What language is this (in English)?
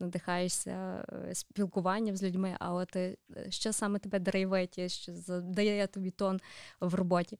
Ukrainian